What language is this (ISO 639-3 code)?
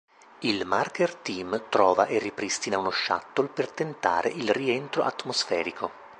ita